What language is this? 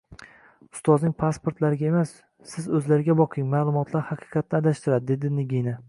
Uzbek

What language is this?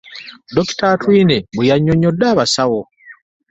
Ganda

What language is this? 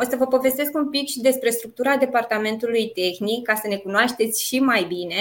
Romanian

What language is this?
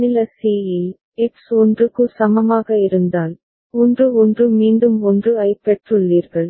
Tamil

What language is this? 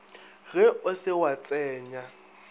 Northern Sotho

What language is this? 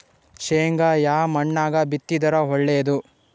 Kannada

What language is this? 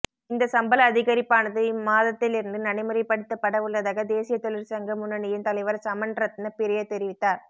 Tamil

